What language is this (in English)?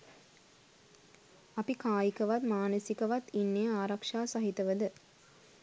Sinhala